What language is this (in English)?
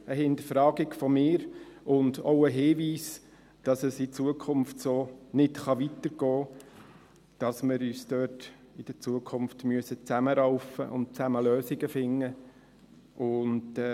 Swiss German